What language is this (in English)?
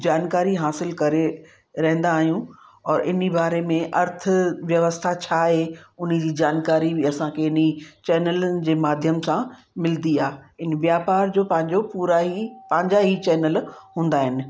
Sindhi